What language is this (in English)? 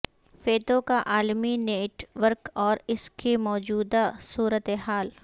Urdu